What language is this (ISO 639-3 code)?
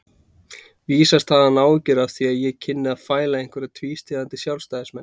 isl